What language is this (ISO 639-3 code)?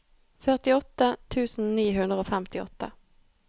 nor